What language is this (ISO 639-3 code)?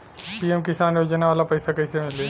bho